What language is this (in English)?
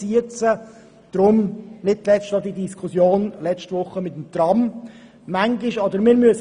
Swiss German